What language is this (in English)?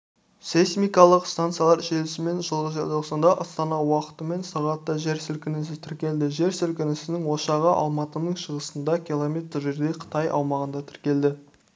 Kazakh